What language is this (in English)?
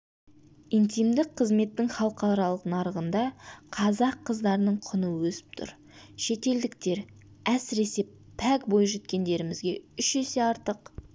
Kazakh